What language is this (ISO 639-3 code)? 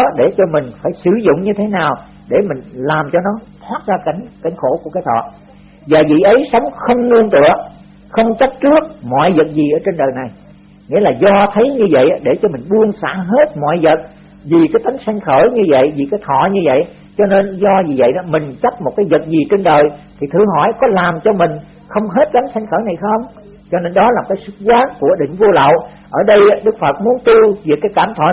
vie